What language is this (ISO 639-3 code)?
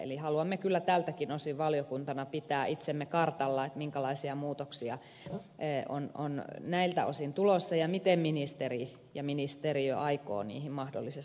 fin